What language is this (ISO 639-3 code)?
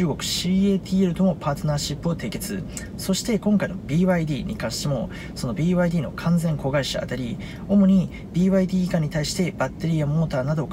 jpn